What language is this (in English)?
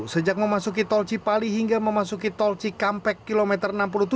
Indonesian